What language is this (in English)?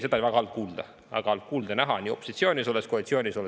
Estonian